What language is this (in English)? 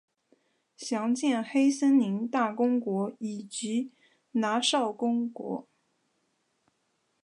Chinese